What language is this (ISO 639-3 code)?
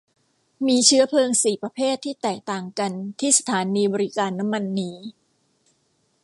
tha